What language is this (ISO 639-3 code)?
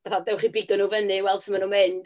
cym